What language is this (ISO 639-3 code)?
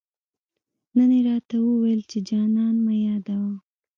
pus